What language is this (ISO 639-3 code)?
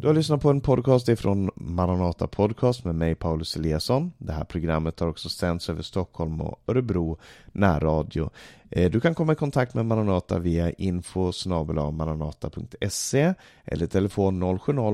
swe